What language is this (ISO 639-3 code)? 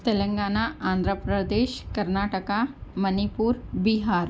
urd